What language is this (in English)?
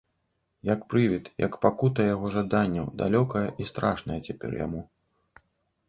Belarusian